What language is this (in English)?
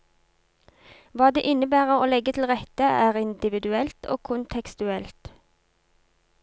Norwegian